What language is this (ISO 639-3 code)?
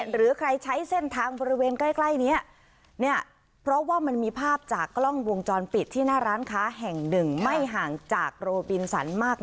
tha